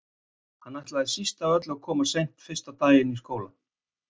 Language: Icelandic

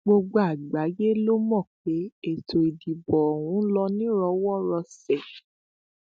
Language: Yoruba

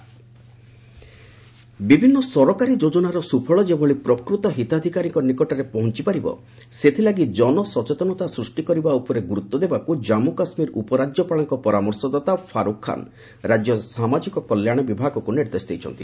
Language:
Odia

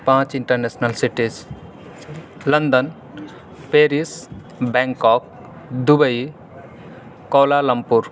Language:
Urdu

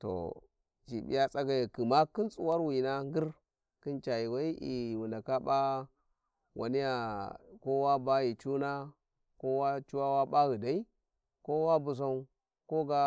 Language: Warji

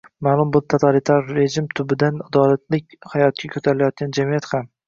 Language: Uzbek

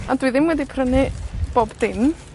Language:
Welsh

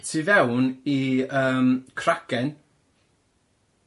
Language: Welsh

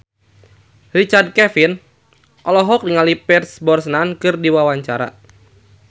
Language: Sundanese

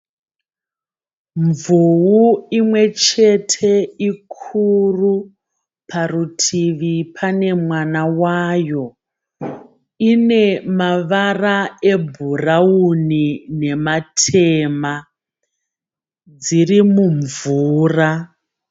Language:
Shona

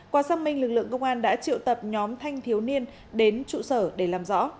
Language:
Vietnamese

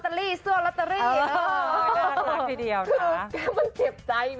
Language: Thai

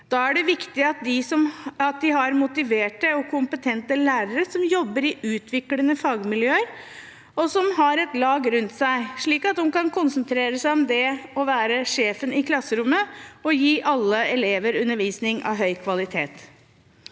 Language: Norwegian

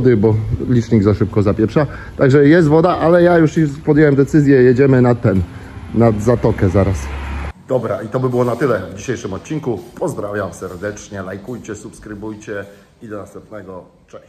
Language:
Polish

